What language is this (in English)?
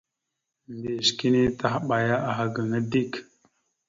Mada (Cameroon)